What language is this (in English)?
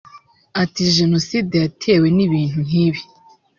Kinyarwanda